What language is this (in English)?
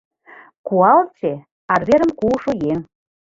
Mari